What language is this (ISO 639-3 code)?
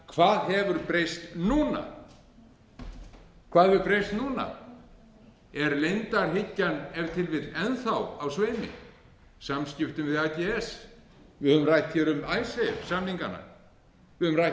isl